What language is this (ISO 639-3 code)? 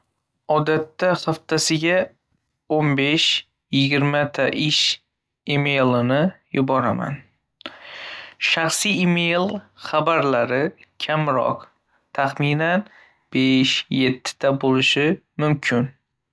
uzb